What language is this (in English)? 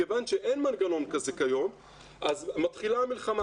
Hebrew